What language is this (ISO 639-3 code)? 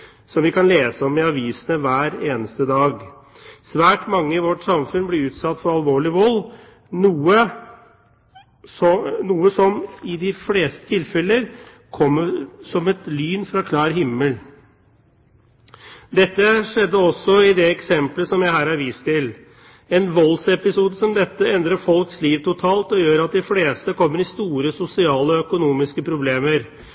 nob